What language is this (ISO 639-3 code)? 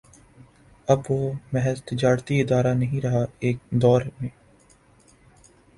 urd